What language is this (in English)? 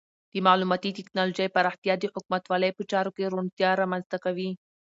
Pashto